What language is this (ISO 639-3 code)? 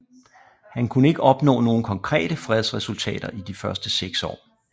dan